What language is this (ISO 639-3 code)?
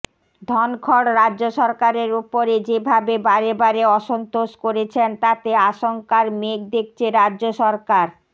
ben